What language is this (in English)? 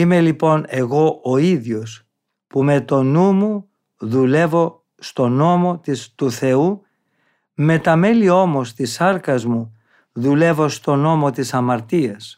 Greek